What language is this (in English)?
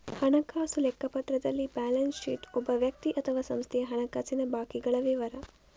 Kannada